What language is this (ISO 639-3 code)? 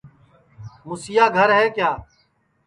ssi